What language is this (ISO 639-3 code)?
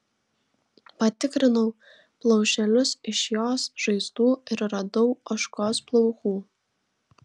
lit